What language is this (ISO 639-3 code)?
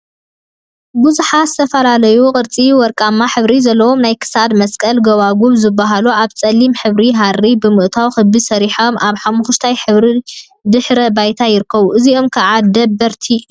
tir